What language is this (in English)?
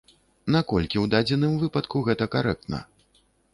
Belarusian